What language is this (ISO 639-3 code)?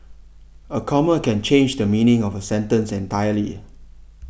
eng